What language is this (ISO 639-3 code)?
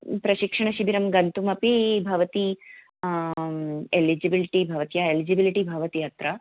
san